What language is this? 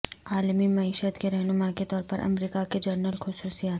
Urdu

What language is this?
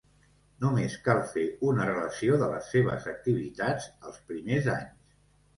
Catalan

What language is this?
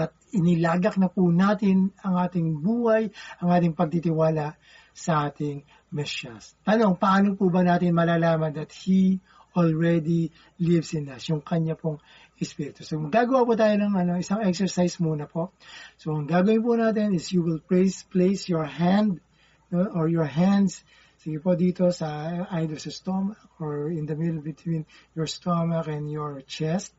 Filipino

